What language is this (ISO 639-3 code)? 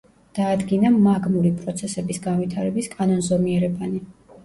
kat